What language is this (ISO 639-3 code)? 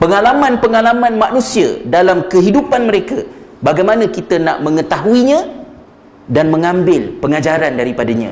msa